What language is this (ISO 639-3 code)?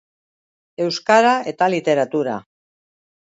eus